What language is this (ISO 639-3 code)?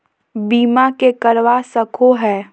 mag